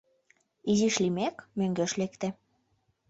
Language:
Mari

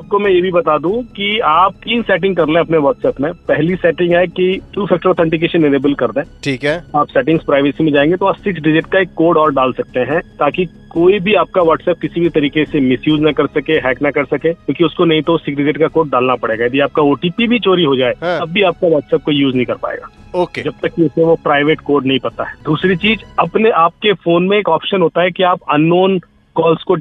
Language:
Hindi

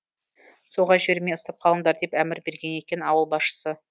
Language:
Kazakh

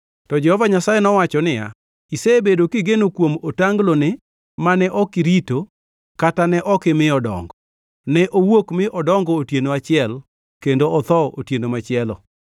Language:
Luo (Kenya and Tanzania)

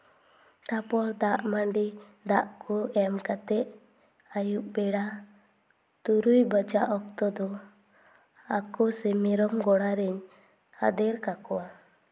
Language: Santali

